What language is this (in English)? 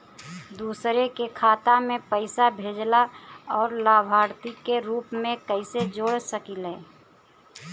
Bhojpuri